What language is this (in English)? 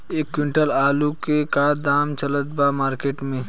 Bhojpuri